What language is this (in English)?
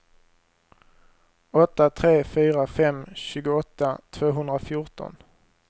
Swedish